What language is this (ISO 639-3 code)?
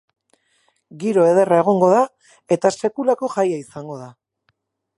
eus